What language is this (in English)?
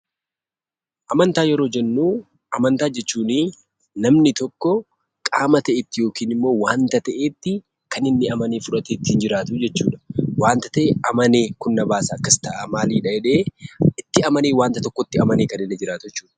Oromo